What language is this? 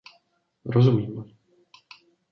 Czech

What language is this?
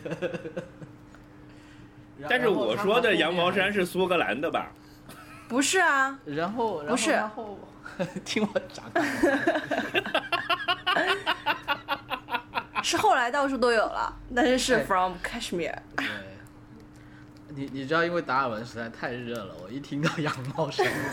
Chinese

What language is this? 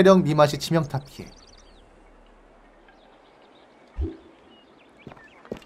Korean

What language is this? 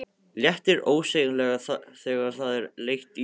Icelandic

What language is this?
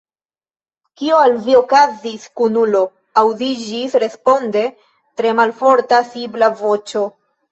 Esperanto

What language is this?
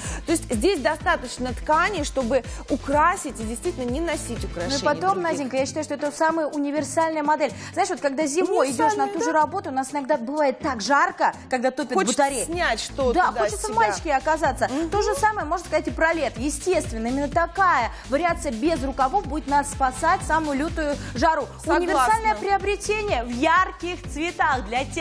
Russian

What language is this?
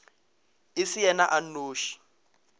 Northern Sotho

